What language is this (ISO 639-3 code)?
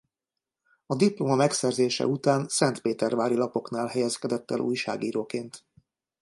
hun